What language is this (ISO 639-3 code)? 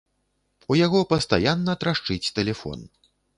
bel